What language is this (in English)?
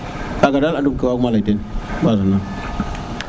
Serer